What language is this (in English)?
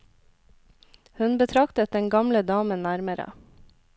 Norwegian